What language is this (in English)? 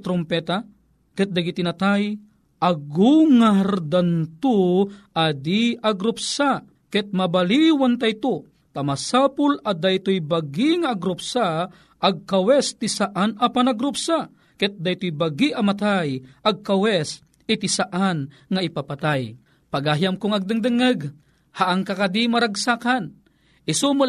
Filipino